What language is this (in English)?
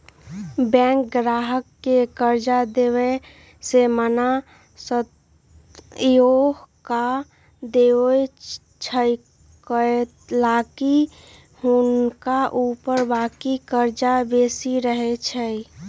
Magahi